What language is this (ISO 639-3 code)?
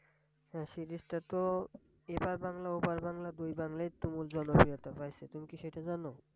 ben